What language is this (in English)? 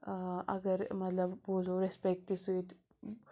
Kashmiri